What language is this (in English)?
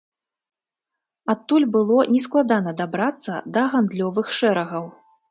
Belarusian